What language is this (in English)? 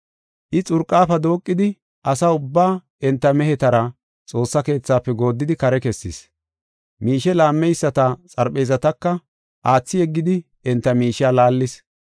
Gofa